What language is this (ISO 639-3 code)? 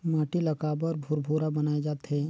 hne